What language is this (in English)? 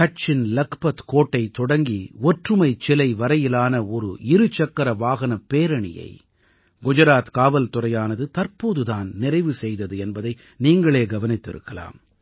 Tamil